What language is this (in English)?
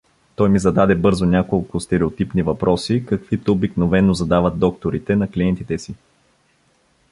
Bulgarian